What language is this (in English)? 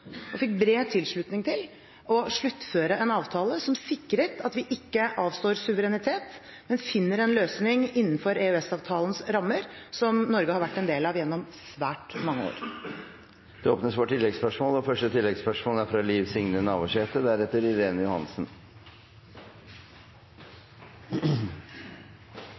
Norwegian